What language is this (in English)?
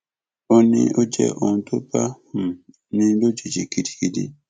Yoruba